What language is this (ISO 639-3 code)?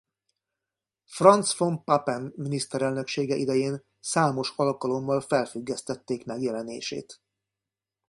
hun